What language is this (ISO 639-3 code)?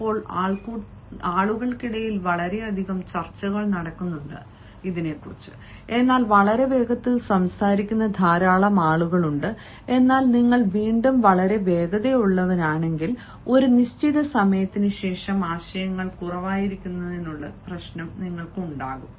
mal